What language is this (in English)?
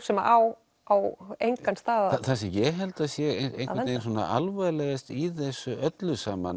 Icelandic